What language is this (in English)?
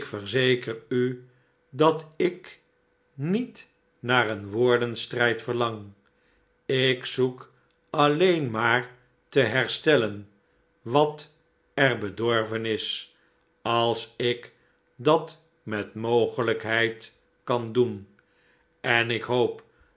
Dutch